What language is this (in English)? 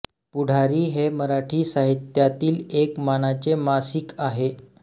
Marathi